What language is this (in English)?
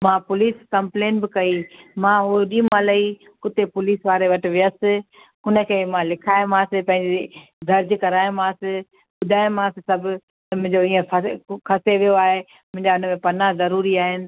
Sindhi